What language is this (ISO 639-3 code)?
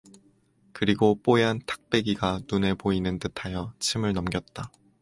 kor